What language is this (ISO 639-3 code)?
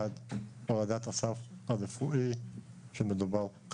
heb